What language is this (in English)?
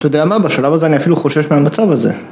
Hebrew